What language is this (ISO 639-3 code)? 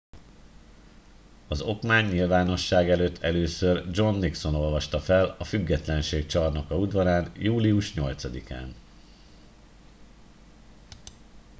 hun